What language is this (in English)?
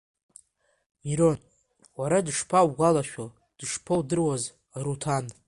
Abkhazian